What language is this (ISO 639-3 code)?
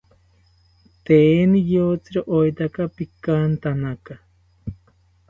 cpy